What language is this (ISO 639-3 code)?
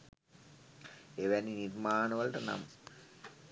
sin